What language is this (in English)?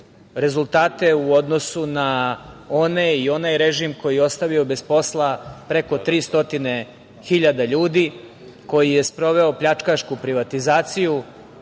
Serbian